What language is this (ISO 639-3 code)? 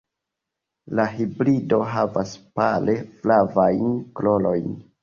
epo